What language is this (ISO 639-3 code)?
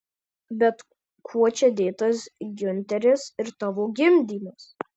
lit